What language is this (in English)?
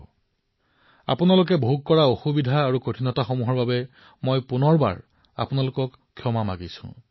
Assamese